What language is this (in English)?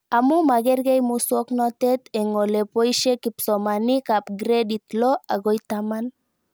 Kalenjin